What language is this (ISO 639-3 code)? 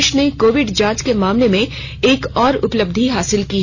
hin